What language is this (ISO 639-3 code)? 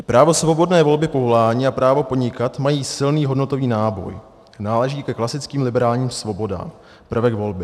ces